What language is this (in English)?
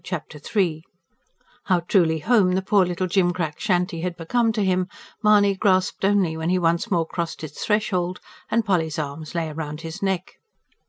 English